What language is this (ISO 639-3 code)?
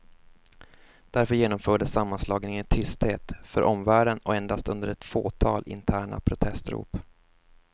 swe